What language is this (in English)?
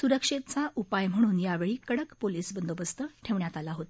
Marathi